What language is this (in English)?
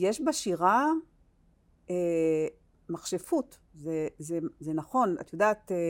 Hebrew